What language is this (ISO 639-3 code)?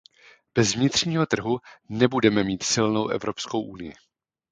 ces